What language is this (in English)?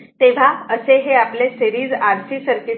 Marathi